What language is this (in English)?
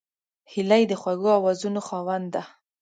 Pashto